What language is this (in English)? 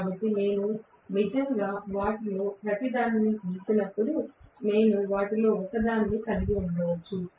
Telugu